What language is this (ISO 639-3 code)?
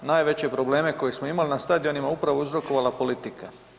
hrv